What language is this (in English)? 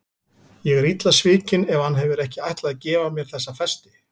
Icelandic